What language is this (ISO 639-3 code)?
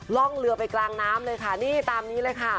tha